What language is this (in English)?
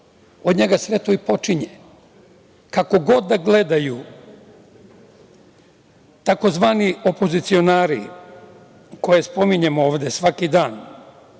Serbian